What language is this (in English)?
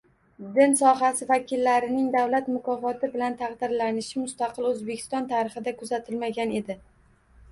Uzbek